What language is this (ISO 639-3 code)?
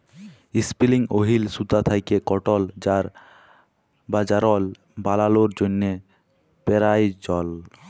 ben